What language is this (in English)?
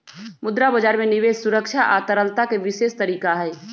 Magahi